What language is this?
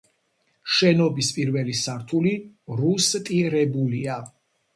Georgian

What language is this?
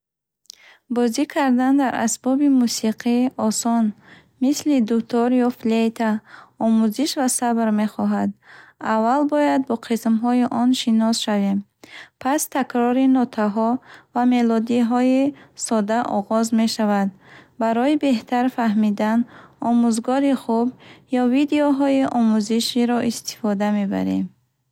Bukharic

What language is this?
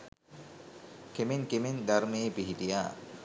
Sinhala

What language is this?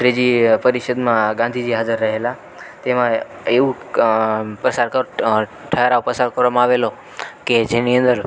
Gujarati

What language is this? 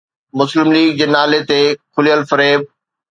Sindhi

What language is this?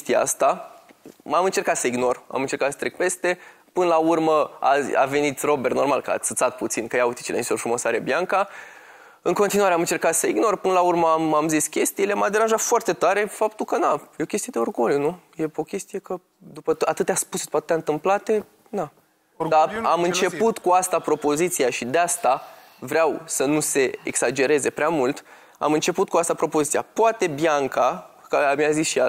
Romanian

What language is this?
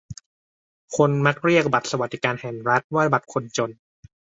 Thai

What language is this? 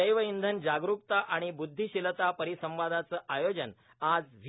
Marathi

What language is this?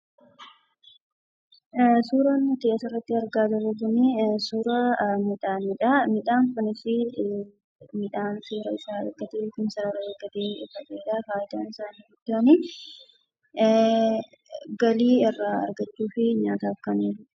Oromo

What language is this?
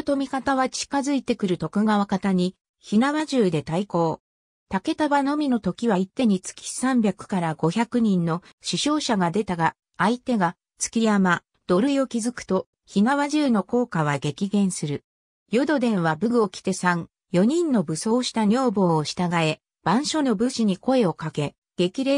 Japanese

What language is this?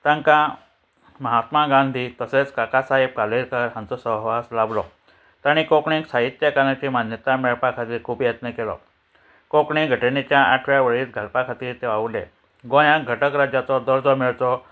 Konkani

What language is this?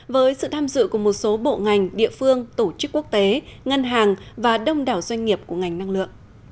Vietnamese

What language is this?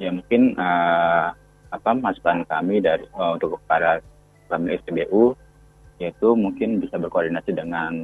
Indonesian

